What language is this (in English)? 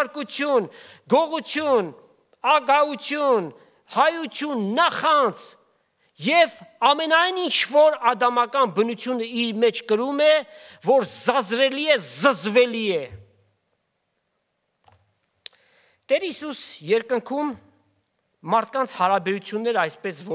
Turkish